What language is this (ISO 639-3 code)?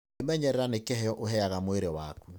kik